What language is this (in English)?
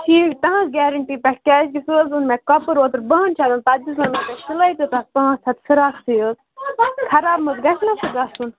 Kashmiri